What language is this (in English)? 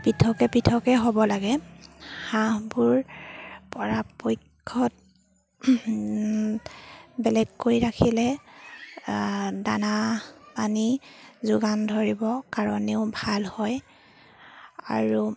Assamese